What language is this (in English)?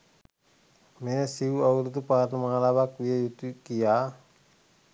Sinhala